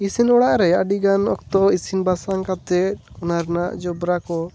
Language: Santali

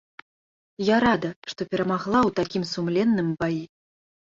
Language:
Belarusian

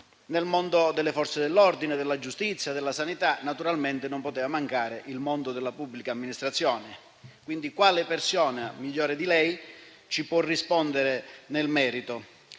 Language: Italian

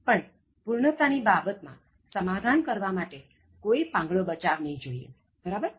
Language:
Gujarati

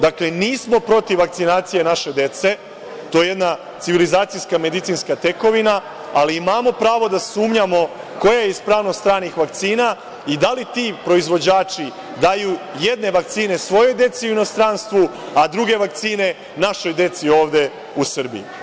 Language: Serbian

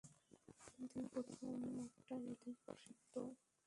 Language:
Bangla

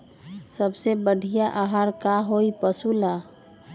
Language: Magahi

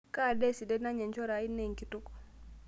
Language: Masai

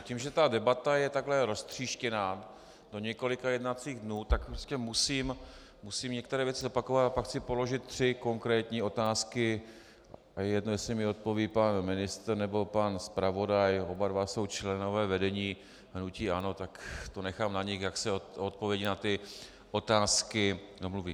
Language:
Czech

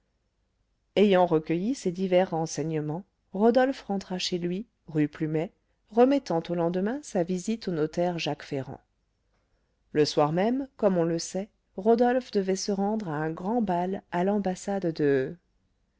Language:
French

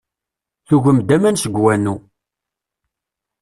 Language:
Kabyle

